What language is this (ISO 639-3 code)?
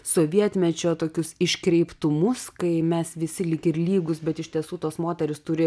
lit